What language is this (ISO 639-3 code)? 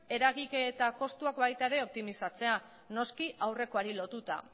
eus